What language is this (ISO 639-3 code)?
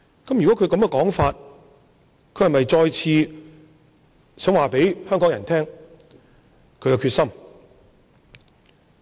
yue